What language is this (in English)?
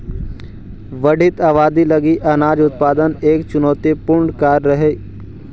Magahi